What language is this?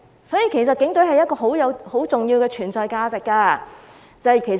Cantonese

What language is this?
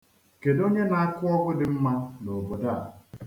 Igbo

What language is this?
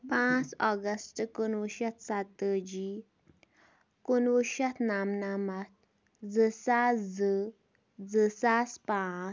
Kashmiri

